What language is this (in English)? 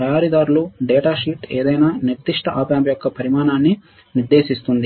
Telugu